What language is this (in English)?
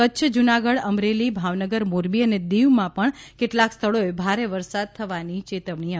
Gujarati